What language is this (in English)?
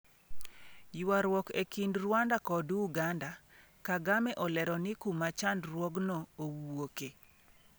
Luo (Kenya and Tanzania)